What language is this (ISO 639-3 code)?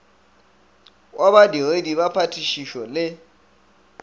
nso